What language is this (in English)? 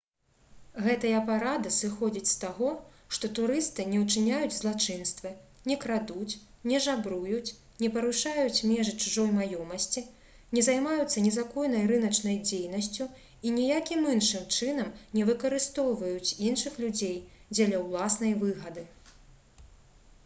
Belarusian